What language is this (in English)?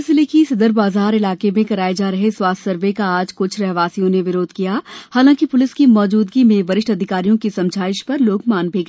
Hindi